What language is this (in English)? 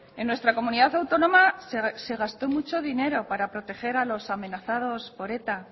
Spanish